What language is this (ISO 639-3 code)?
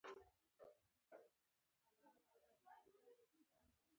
pus